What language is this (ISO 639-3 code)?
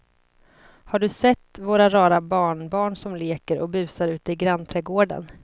swe